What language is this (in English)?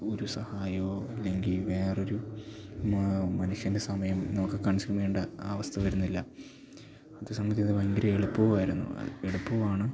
Malayalam